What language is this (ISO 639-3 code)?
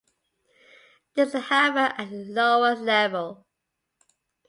eng